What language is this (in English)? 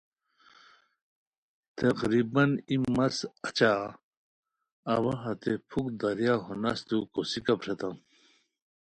Khowar